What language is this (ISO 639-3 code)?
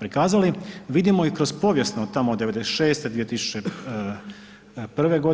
hrv